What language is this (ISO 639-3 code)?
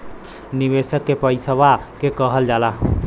bho